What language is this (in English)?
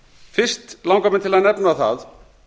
Icelandic